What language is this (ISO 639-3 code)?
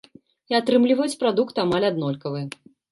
bel